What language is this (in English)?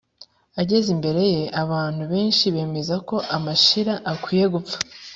Kinyarwanda